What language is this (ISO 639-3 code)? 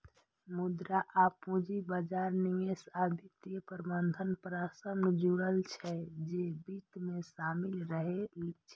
mai